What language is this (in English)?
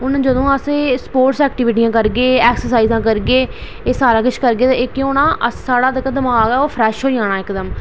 Dogri